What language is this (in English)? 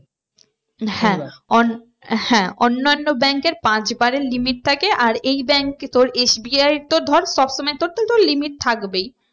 Bangla